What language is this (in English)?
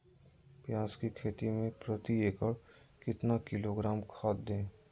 Magahi